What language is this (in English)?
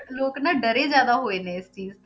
Punjabi